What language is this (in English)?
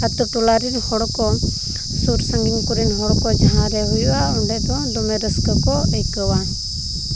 Santali